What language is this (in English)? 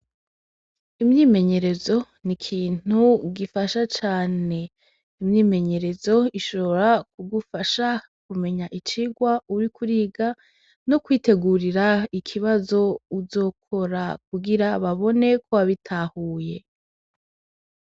Rundi